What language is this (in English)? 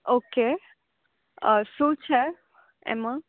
Gujarati